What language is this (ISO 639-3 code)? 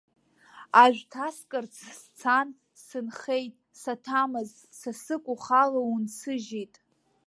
abk